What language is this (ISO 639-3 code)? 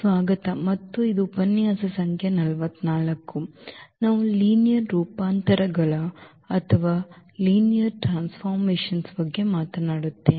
kan